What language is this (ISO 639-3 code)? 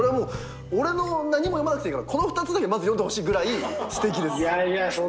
jpn